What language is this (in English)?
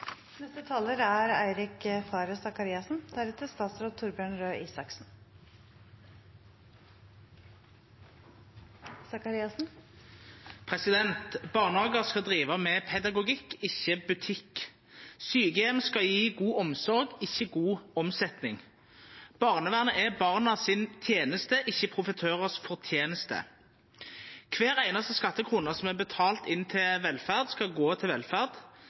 Norwegian Nynorsk